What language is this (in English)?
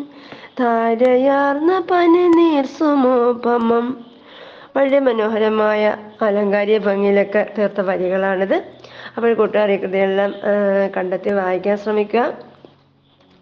Malayalam